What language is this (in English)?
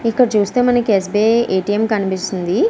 Telugu